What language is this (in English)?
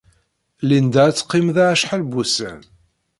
Kabyle